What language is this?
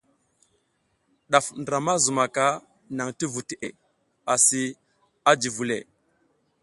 South Giziga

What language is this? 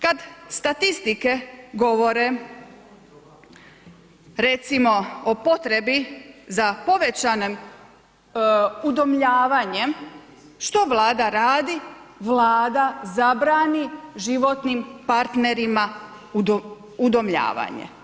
Croatian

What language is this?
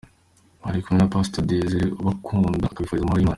Kinyarwanda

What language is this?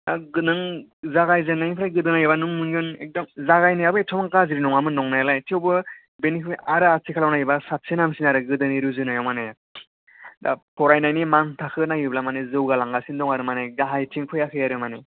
Bodo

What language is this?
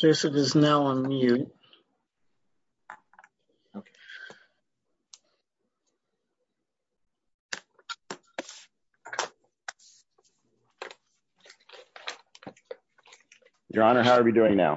English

